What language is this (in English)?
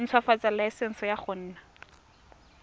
Tswana